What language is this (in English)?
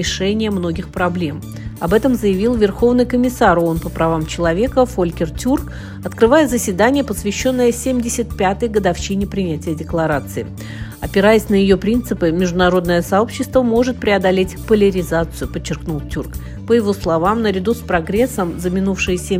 Russian